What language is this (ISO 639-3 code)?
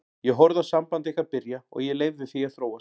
isl